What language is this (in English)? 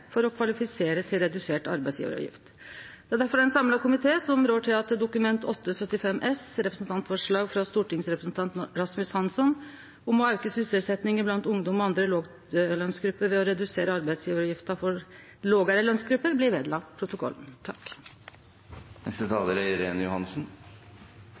Norwegian Nynorsk